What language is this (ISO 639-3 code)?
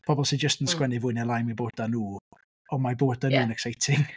cym